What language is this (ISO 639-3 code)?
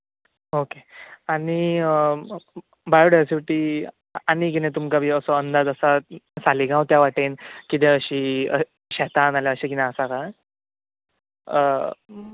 kok